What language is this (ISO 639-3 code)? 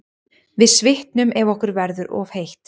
isl